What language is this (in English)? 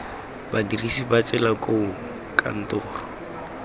Tswana